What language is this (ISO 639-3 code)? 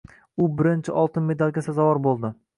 uzb